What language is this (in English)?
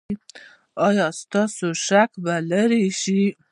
Pashto